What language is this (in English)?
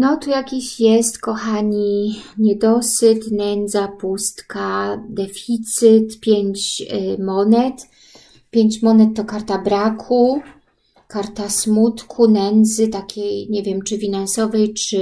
Polish